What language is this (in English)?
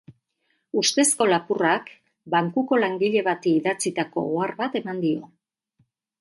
Basque